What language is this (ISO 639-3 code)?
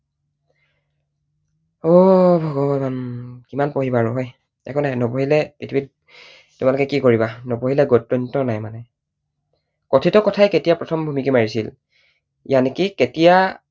asm